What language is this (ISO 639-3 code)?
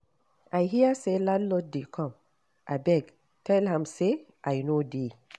pcm